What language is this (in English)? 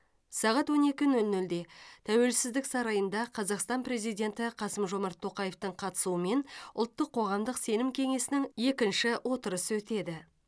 Kazakh